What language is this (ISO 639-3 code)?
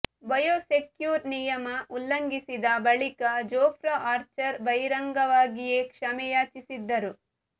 kan